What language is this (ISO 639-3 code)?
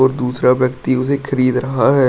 hin